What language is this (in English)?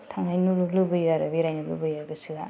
Bodo